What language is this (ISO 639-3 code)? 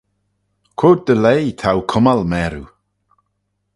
glv